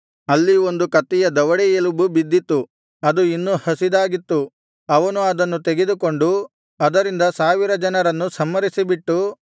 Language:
Kannada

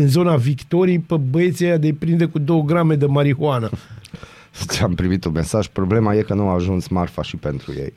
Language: Romanian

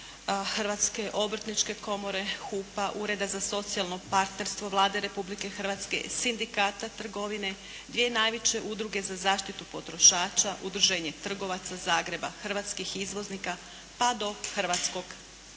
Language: Croatian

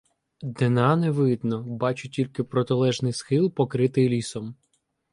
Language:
Ukrainian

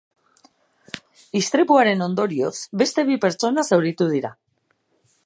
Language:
Basque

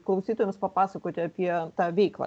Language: Lithuanian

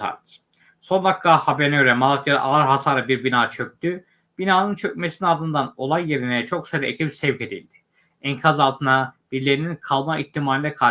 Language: Turkish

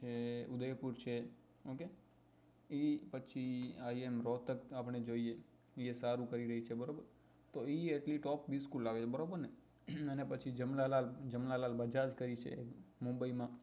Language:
Gujarati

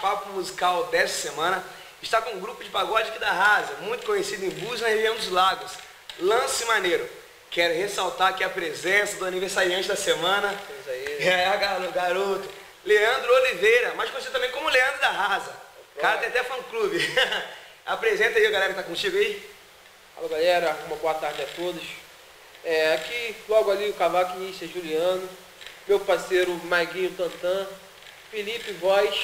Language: Portuguese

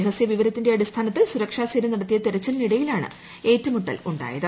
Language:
Malayalam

